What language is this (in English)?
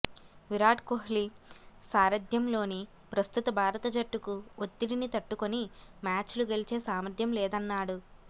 Telugu